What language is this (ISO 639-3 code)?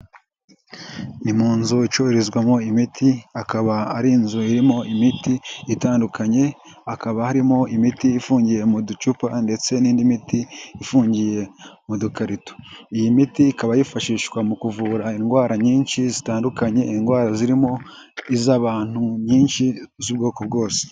kin